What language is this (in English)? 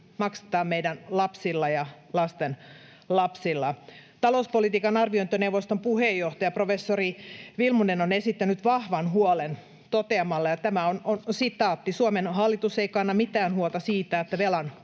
Finnish